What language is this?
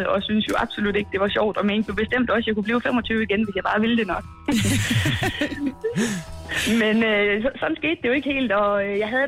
Danish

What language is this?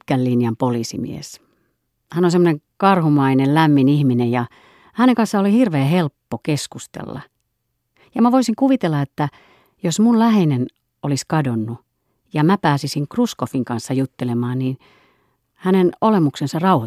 Finnish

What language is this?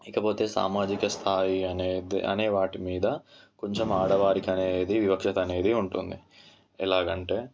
Telugu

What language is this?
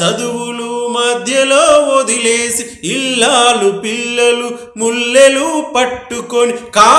Telugu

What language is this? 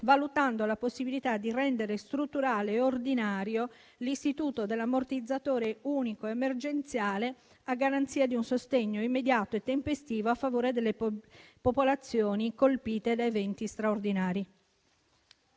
Italian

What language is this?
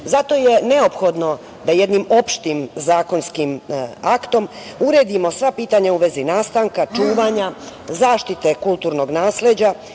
Serbian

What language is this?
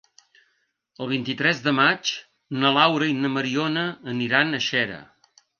Catalan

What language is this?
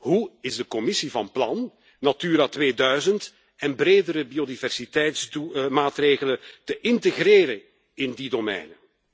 Dutch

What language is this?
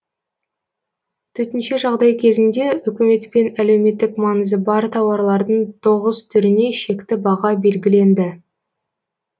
Kazakh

